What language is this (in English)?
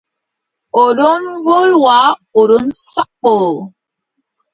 Adamawa Fulfulde